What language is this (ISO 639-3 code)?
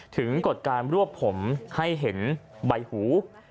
tha